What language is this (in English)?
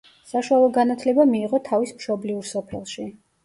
Georgian